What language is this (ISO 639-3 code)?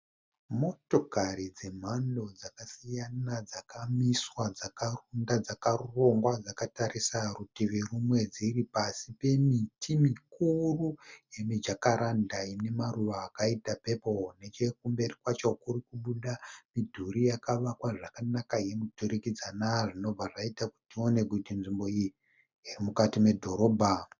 sna